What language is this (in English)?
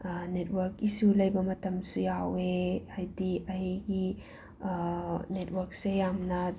Manipuri